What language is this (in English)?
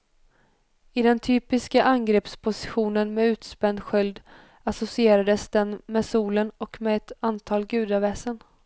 Swedish